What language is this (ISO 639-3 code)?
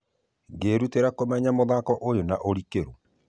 kik